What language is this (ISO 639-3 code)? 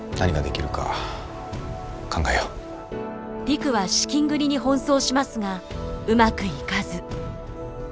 jpn